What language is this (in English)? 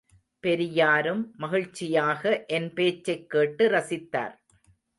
Tamil